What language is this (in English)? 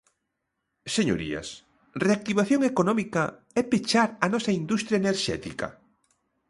Galician